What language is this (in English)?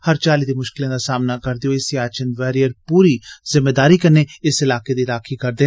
Dogri